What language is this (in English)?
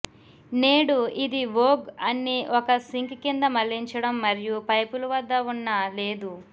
Telugu